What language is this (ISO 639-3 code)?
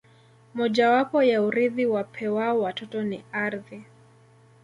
swa